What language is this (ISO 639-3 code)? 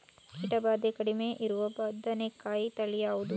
kan